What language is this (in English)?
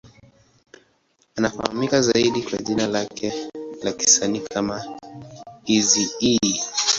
Swahili